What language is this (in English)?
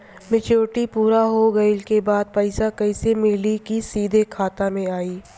Bhojpuri